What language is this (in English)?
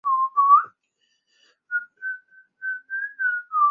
Chinese